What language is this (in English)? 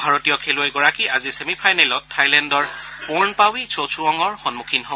Assamese